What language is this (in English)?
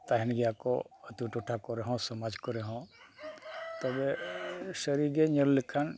Santali